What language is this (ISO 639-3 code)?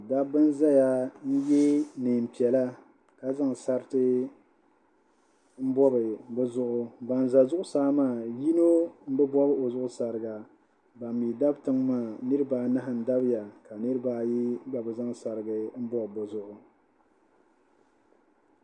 dag